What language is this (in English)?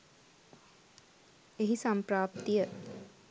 Sinhala